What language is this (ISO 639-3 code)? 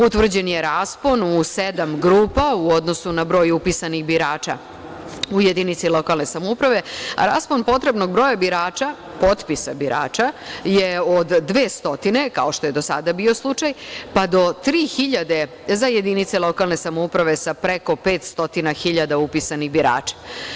srp